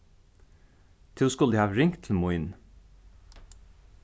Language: Faroese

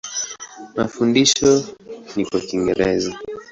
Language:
Swahili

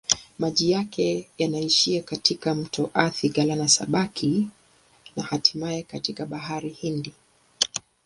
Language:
Swahili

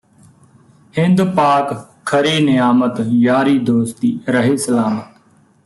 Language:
Punjabi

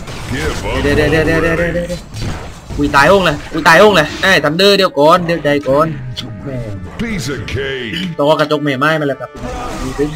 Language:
Thai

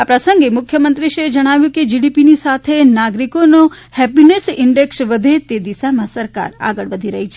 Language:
Gujarati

